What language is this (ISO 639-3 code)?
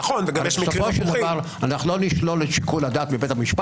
heb